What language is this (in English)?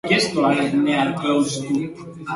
Basque